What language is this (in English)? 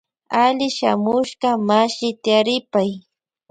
Loja Highland Quichua